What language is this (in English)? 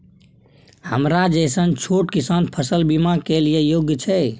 Maithili